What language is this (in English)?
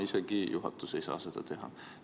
Estonian